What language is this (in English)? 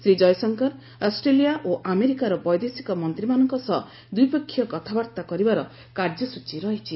Odia